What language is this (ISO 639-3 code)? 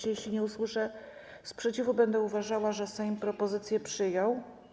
pol